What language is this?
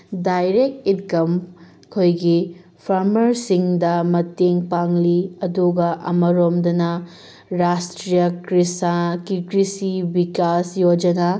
Manipuri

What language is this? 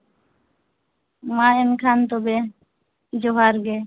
Santali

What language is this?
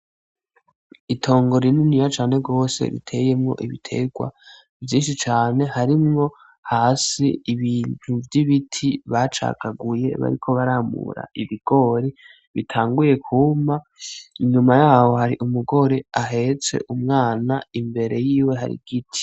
Rundi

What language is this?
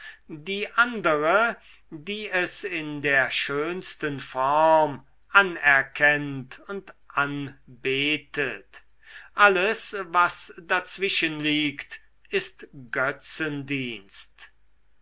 German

